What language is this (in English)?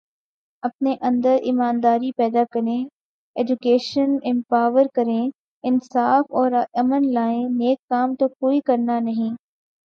Urdu